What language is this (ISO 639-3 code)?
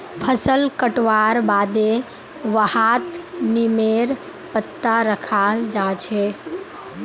mag